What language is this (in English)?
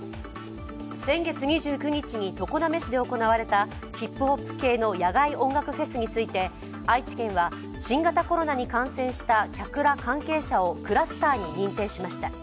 Japanese